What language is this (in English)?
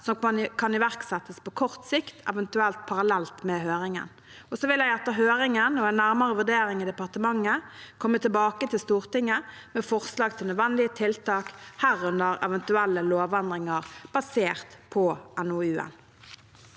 Norwegian